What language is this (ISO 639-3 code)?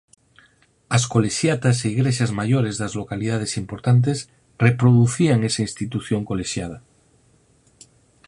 glg